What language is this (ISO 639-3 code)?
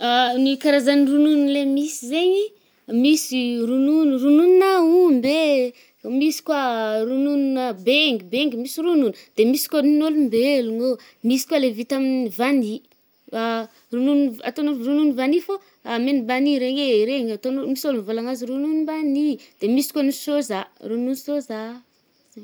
bmm